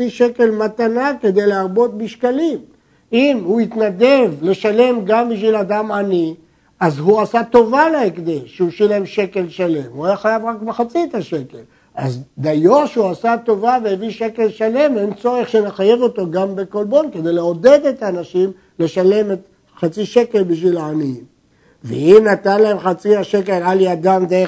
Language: Hebrew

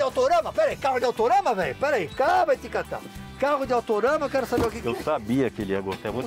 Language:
Portuguese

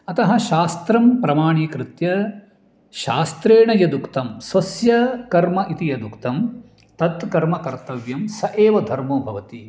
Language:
Sanskrit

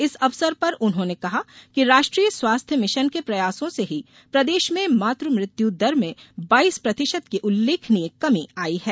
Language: Hindi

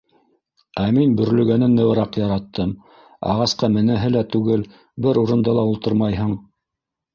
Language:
Bashkir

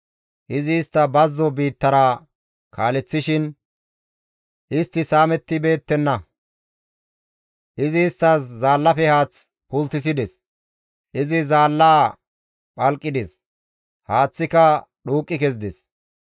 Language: Gamo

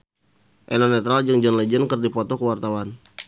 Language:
Sundanese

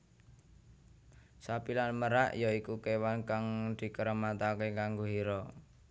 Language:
Javanese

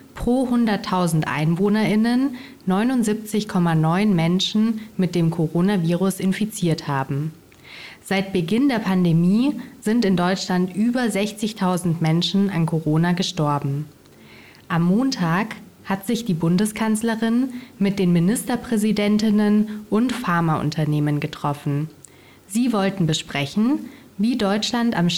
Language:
German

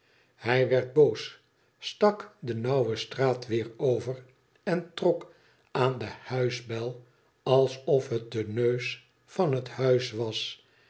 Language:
Dutch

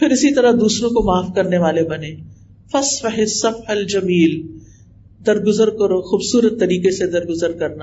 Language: Urdu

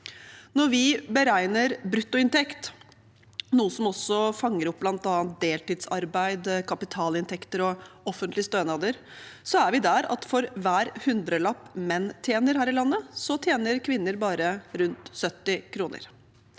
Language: Norwegian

